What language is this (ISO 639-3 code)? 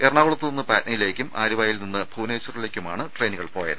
mal